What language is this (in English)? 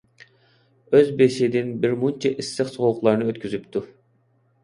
Uyghur